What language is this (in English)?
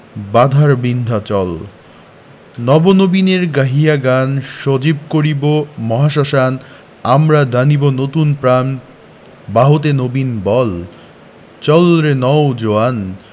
Bangla